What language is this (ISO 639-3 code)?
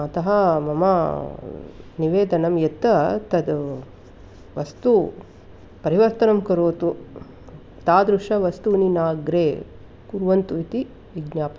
san